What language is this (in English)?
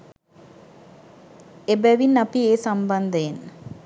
Sinhala